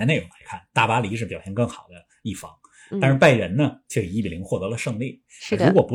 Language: Chinese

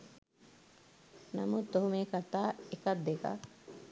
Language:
Sinhala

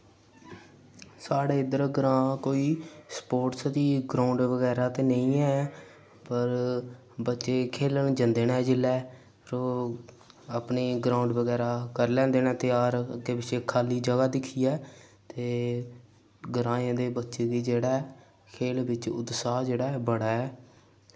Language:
Dogri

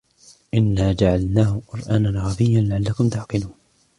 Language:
Arabic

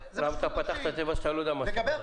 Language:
Hebrew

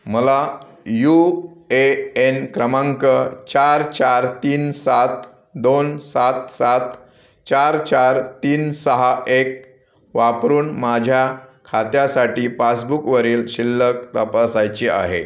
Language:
Marathi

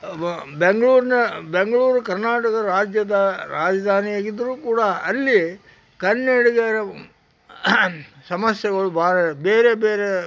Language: Kannada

